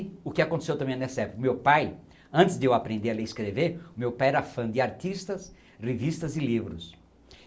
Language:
Portuguese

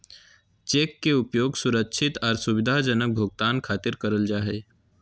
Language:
Magahi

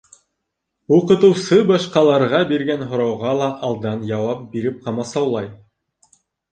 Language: Bashkir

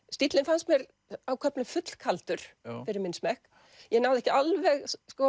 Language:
Icelandic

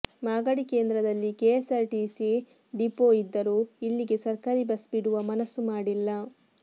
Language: Kannada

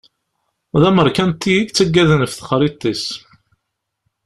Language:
Kabyle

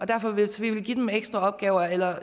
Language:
Danish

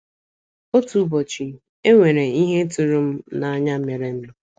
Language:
Igbo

